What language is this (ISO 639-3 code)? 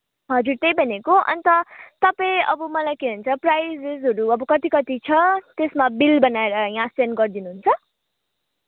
nep